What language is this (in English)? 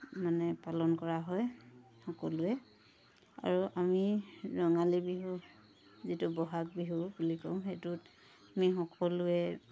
Assamese